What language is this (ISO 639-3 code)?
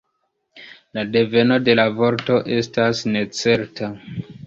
epo